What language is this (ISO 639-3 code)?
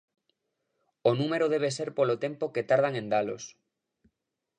glg